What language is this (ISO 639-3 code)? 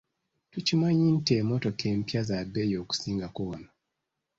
lug